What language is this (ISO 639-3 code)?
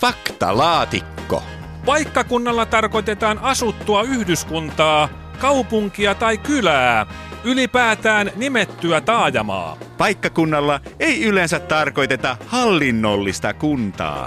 fin